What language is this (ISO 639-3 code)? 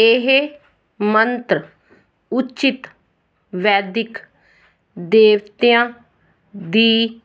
pan